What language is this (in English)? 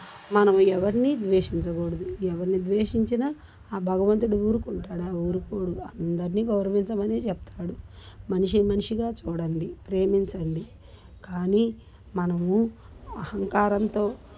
Telugu